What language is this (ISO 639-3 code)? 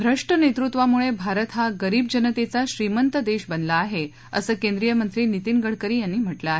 mar